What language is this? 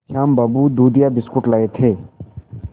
Hindi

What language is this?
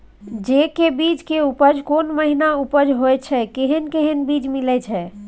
Maithili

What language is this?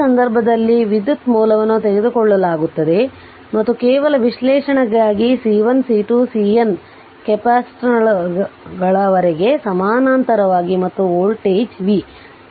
Kannada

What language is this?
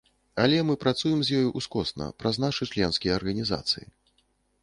Belarusian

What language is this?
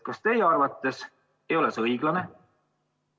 Estonian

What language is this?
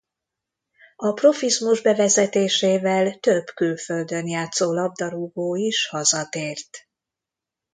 Hungarian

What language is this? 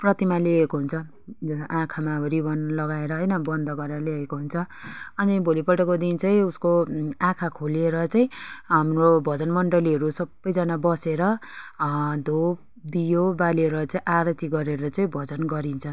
Nepali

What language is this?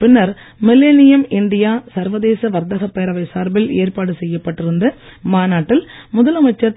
Tamil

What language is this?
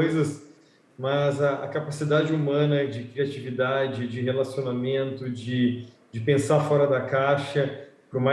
Portuguese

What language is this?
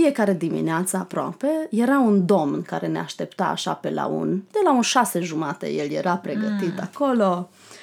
Romanian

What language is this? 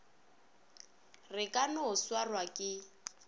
Northern Sotho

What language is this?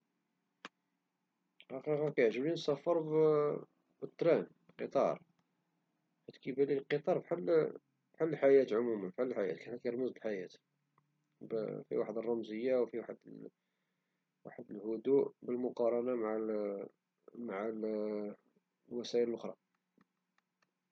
Moroccan Arabic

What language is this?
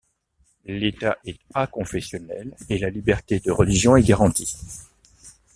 French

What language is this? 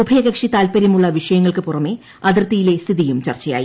Malayalam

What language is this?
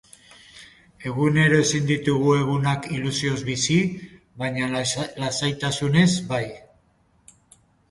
Basque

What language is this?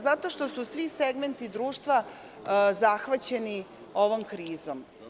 Serbian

